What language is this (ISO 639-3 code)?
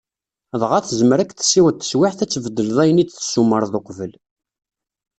kab